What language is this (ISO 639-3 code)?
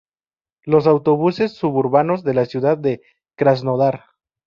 spa